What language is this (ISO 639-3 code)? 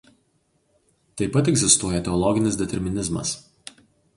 lit